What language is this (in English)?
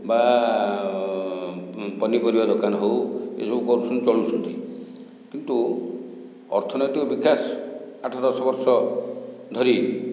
Odia